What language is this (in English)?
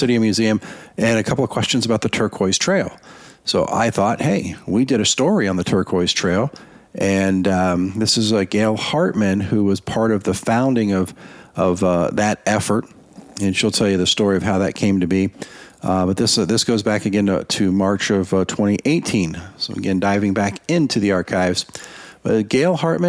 English